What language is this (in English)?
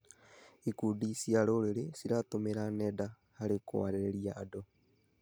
Kikuyu